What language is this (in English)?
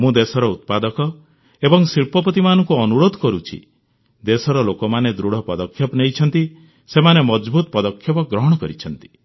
Odia